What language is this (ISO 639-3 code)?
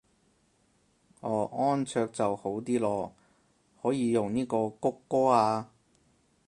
yue